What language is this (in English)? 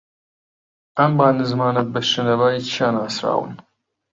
Central Kurdish